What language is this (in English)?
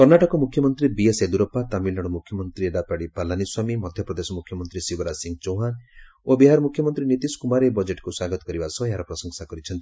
Odia